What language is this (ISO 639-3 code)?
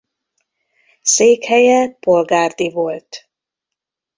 hun